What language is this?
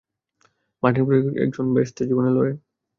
Bangla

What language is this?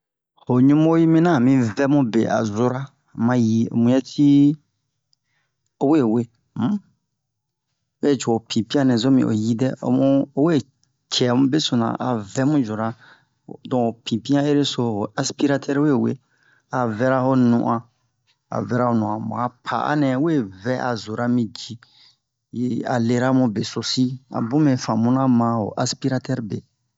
Bomu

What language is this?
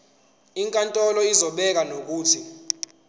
Zulu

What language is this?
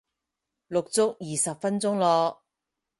Cantonese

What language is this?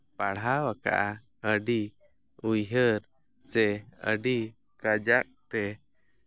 Santali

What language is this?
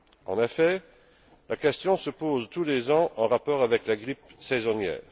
French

